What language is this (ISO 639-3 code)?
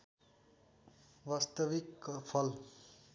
nep